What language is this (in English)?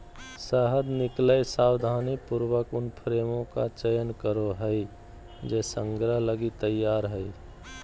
Magahi